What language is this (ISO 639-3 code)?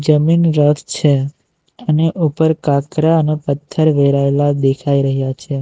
guj